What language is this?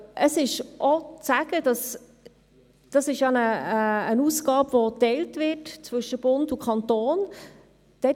Swiss German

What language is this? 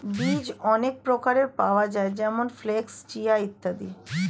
Bangla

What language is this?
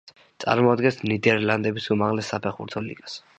Georgian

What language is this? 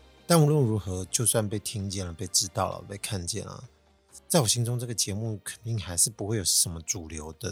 Chinese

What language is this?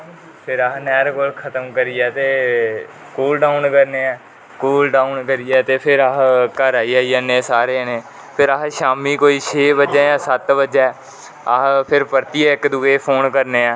Dogri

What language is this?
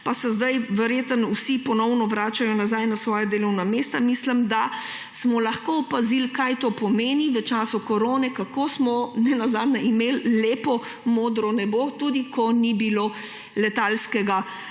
Slovenian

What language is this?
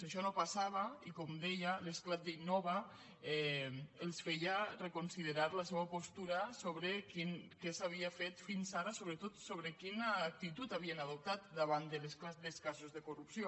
Catalan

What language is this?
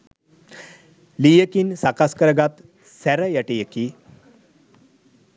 Sinhala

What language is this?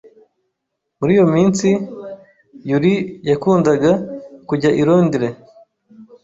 Kinyarwanda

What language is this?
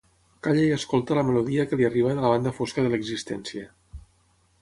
Catalan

